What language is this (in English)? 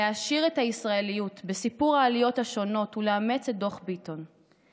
Hebrew